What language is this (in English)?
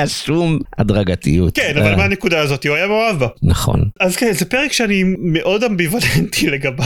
Hebrew